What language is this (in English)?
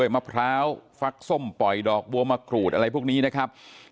Thai